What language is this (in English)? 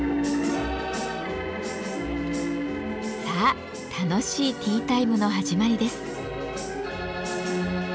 Japanese